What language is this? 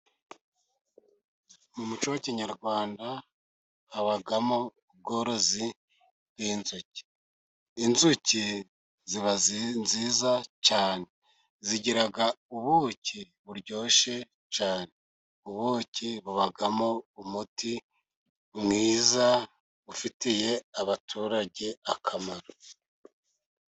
Kinyarwanda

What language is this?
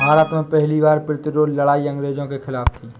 Hindi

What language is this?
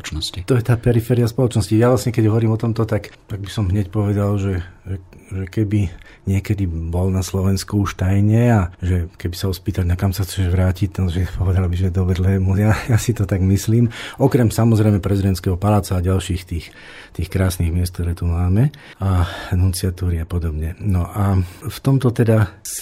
Slovak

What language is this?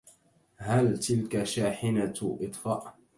Arabic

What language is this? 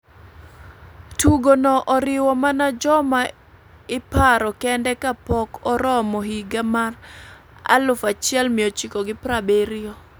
Luo (Kenya and Tanzania)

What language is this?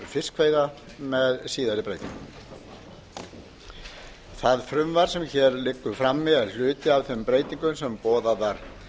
Icelandic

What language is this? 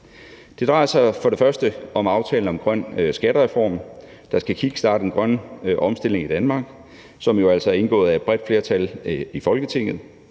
Danish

